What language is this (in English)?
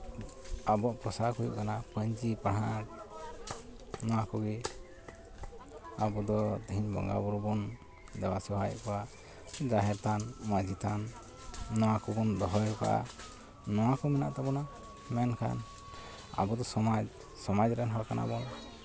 Santali